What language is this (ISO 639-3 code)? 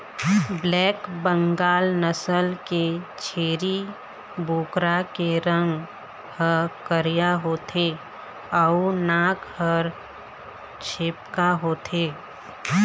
hne